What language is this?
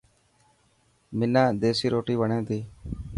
Dhatki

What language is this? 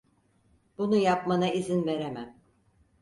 Turkish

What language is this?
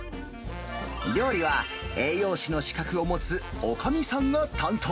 Japanese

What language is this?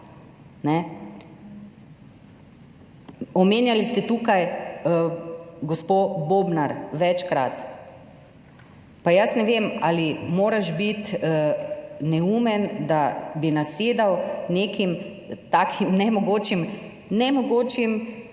Slovenian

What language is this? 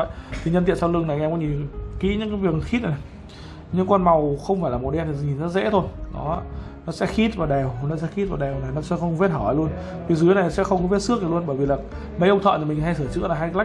Vietnamese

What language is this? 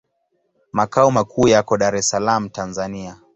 Swahili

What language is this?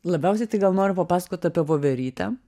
Lithuanian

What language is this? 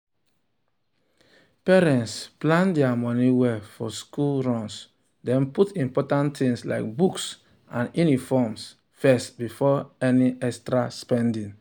Nigerian Pidgin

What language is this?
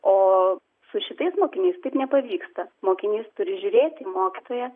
Lithuanian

